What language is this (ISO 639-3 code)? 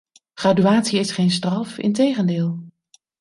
nld